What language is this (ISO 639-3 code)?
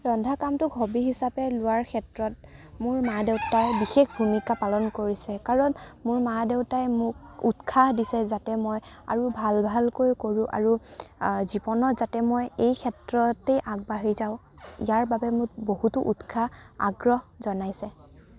asm